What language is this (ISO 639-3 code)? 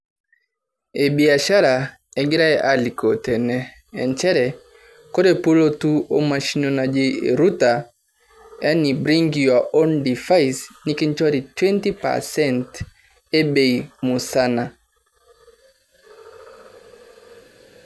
mas